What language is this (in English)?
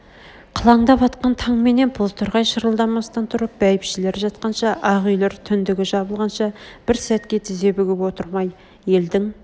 Kazakh